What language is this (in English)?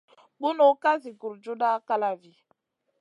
Masana